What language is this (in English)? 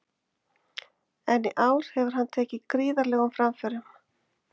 Icelandic